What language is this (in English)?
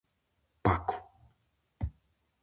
Galician